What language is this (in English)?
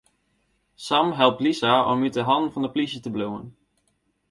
Western Frisian